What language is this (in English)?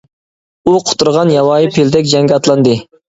Uyghur